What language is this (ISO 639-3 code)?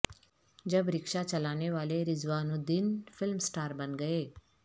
urd